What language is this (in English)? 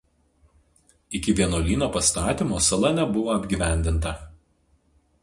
Lithuanian